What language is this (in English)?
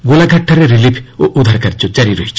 Odia